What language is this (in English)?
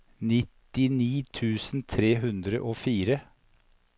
Norwegian